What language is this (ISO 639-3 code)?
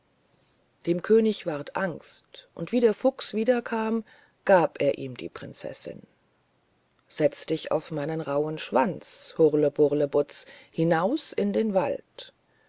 deu